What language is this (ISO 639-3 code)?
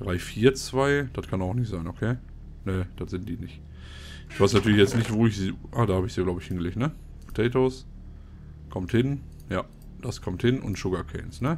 deu